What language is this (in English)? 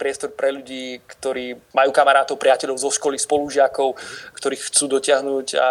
Slovak